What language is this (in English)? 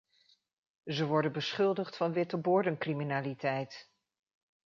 Dutch